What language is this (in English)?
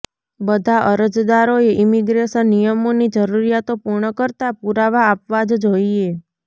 Gujarati